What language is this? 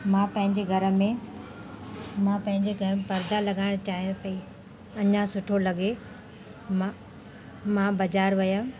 Sindhi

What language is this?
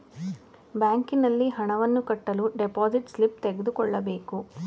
Kannada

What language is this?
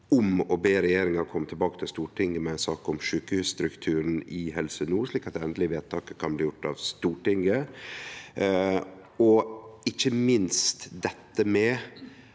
Norwegian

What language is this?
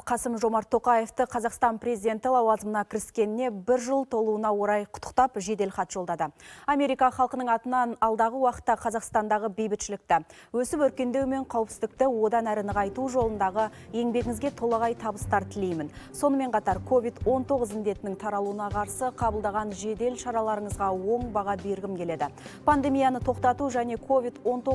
Russian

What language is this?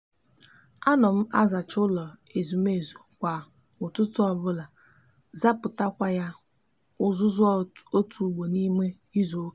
Igbo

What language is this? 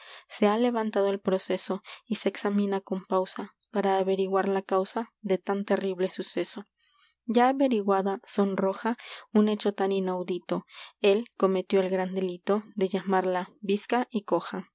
Spanish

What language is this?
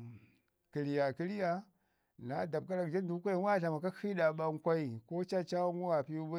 Ngizim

